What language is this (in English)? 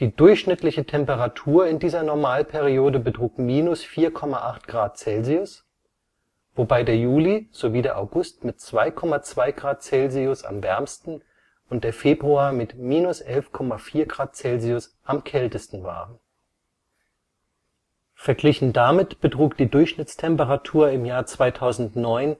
German